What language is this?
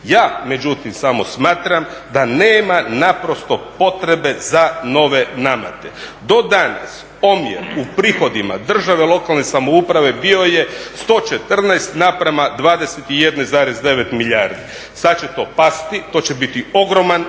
Croatian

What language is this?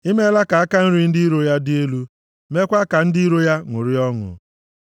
Igbo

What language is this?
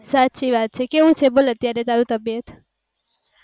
Gujarati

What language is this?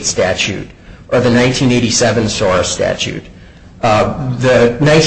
English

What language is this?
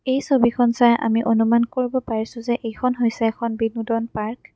Assamese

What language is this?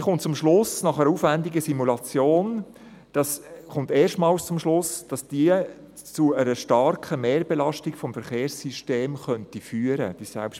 Swiss German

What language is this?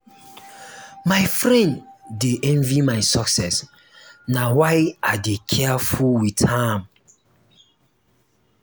Nigerian Pidgin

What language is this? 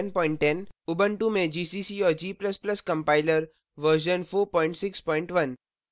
Hindi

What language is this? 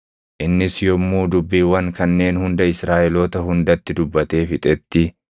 Oromo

